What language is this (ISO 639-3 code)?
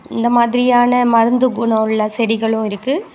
tam